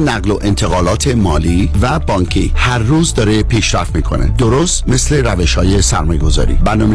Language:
Persian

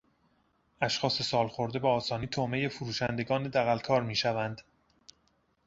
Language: Persian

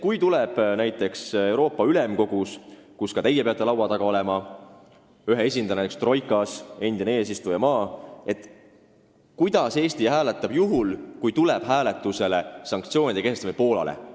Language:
Estonian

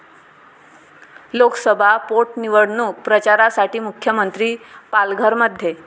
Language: Marathi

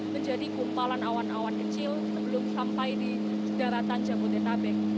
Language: Indonesian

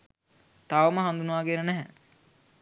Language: Sinhala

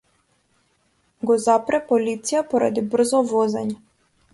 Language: Macedonian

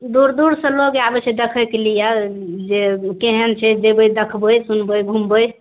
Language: Maithili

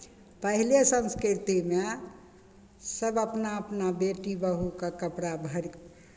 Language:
Maithili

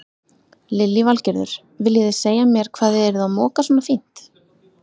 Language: Icelandic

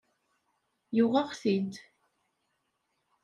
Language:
Kabyle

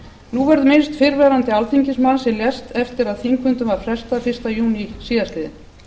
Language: Icelandic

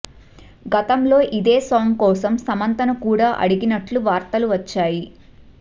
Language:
Telugu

